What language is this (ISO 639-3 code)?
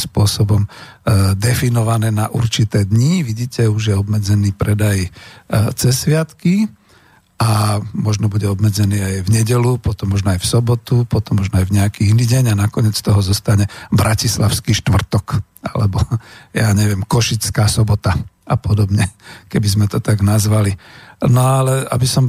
slk